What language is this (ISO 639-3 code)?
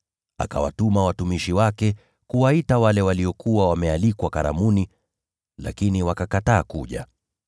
swa